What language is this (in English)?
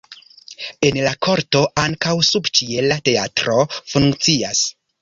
Esperanto